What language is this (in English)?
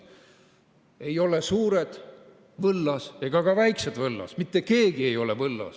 Estonian